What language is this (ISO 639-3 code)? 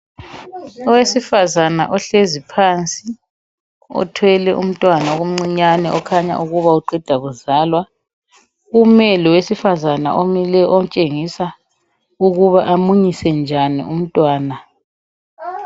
nde